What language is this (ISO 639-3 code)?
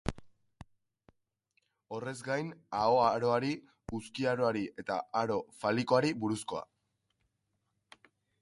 eus